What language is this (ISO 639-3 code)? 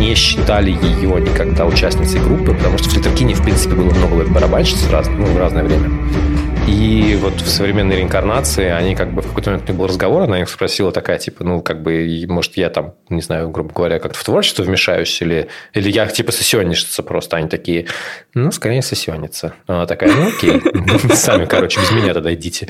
rus